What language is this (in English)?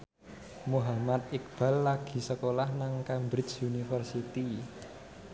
Javanese